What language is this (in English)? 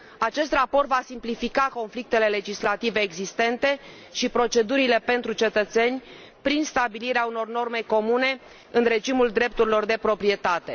Romanian